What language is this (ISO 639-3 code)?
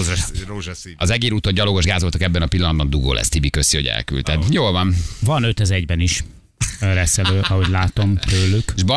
hun